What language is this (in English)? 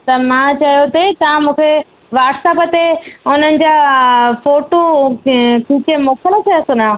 Sindhi